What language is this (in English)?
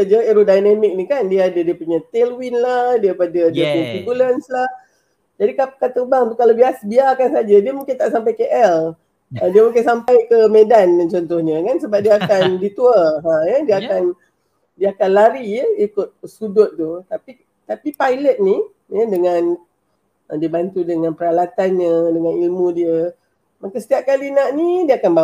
Malay